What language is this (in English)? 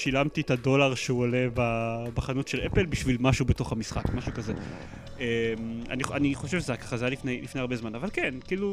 Hebrew